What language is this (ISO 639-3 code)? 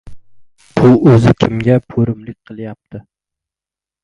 uzb